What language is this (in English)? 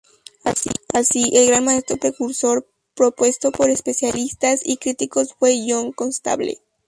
Spanish